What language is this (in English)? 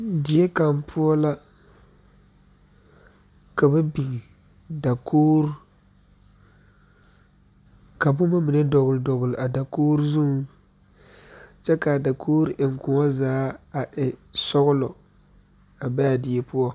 Southern Dagaare